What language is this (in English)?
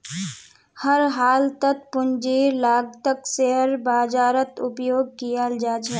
Magahi